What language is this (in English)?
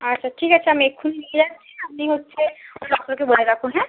Bangla